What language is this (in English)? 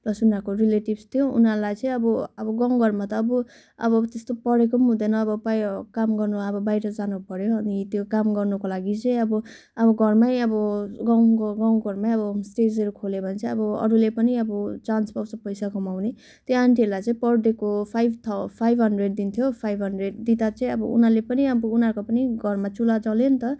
Nepali